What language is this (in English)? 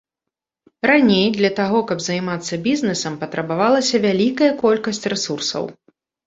Belarusian